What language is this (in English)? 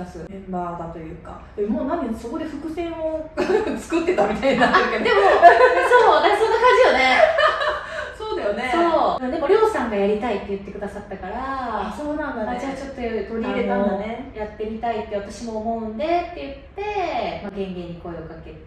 Japanese